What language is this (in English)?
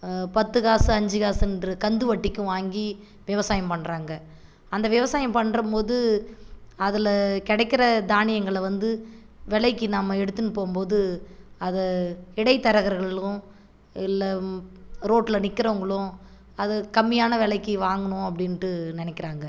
Tamil